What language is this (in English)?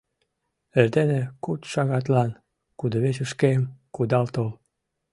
Mari